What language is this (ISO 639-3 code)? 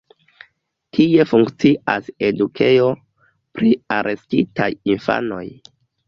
epo